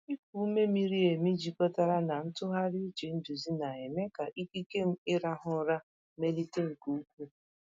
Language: Igbo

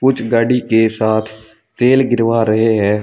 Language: Hindi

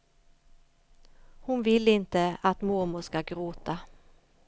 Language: Swedish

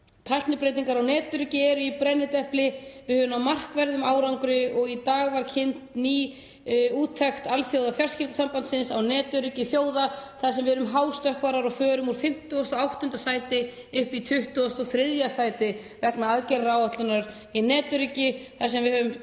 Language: Icelandic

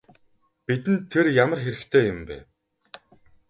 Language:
Mongolian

